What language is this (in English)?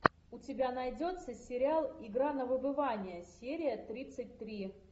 Russian